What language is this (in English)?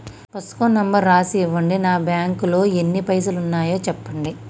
Telugu